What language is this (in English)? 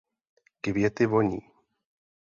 Czech